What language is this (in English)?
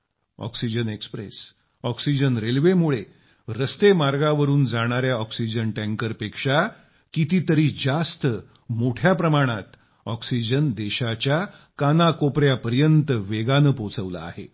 Marathi